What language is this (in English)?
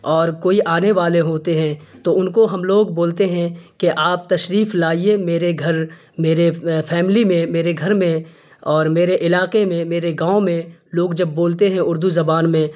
Urdu